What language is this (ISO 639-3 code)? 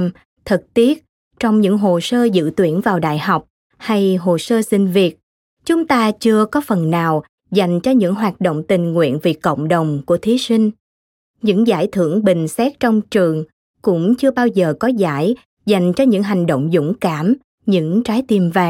vie